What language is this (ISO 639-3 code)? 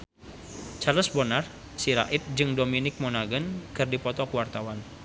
sun